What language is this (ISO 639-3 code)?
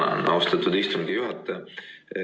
est